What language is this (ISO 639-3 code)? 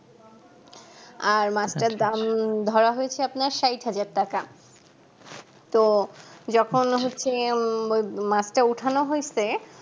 ben